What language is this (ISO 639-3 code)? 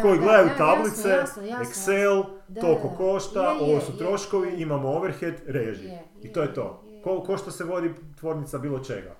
hrv